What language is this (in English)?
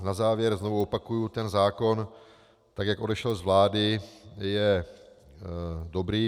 Czech